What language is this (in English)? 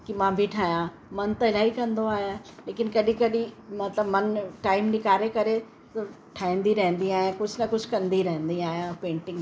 Sindhi